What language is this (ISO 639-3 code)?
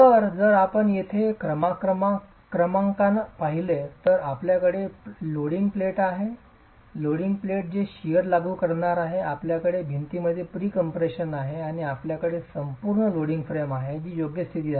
mar